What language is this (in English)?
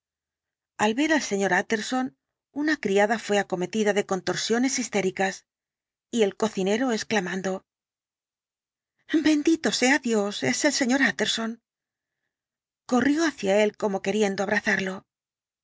Spanish